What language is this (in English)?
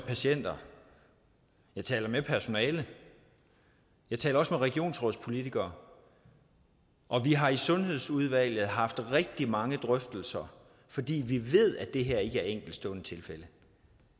Danish